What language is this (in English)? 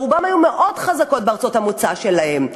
Hebrew